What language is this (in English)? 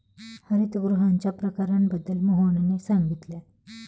Marathi